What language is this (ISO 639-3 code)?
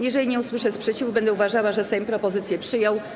pol